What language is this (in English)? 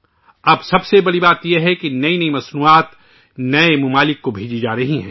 Urdu